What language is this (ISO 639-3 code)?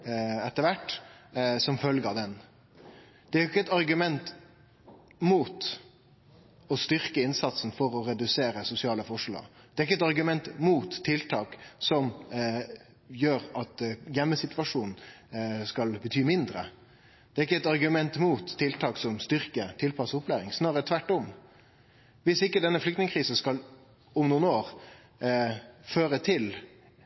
nno